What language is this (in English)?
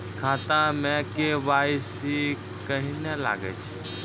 Maithili